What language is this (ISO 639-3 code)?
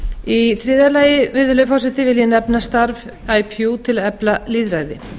isl